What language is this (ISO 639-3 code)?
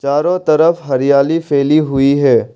hin